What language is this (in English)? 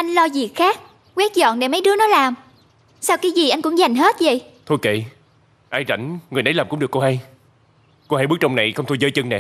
Vietnamese